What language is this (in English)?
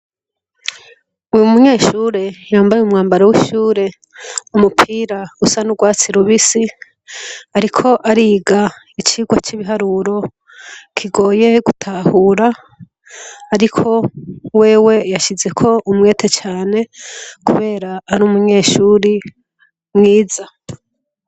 Rundi